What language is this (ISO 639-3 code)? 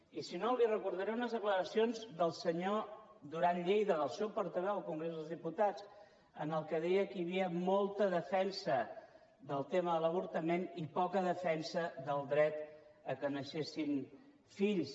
cat